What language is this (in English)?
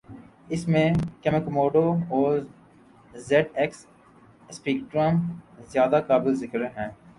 Urdu